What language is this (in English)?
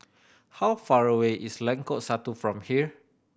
English